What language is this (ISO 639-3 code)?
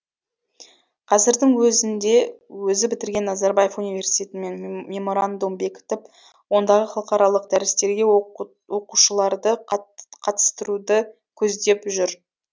kaz